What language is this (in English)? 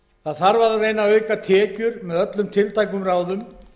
Icelandic